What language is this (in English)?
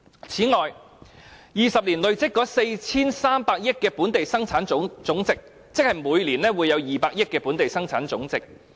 Cantonese